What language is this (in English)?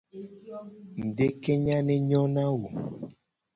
Gen